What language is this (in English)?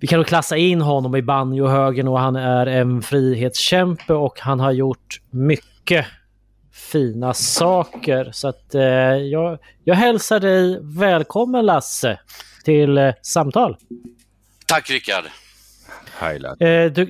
Swedish